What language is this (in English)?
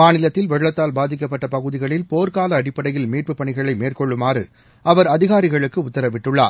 Tamil